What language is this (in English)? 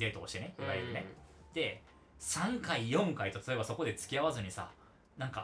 Japanese